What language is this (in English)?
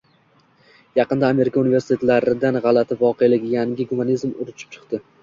Uzbek